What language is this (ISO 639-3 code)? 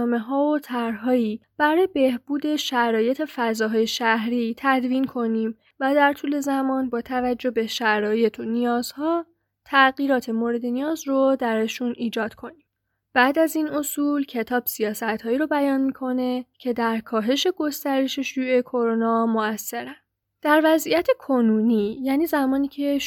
fas